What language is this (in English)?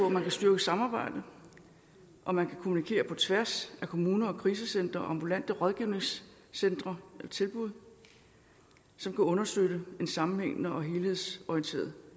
Danish